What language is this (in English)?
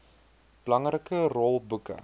Afrikaans